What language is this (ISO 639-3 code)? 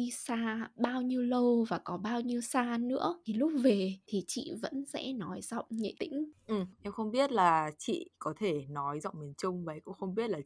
vie